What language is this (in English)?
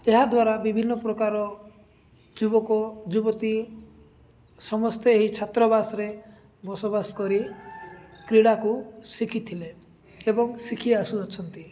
Odia